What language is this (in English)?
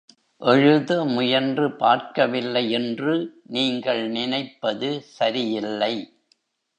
Tamil